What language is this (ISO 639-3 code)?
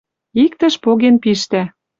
mrj